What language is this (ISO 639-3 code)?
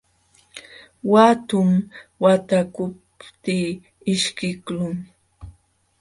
qxw